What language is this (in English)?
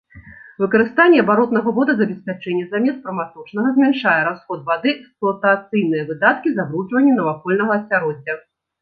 Belarusian